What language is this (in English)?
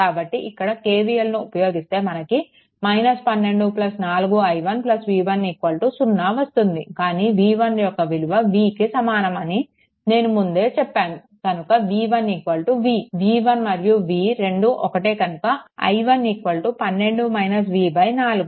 Telugu